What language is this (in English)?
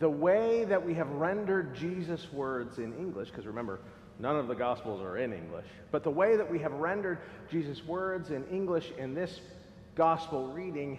English